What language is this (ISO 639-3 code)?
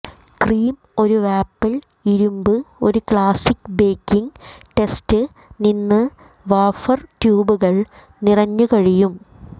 mal